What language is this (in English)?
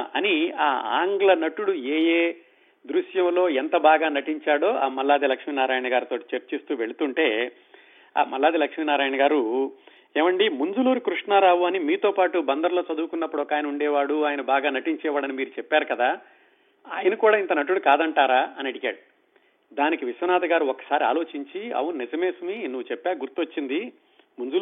Telugu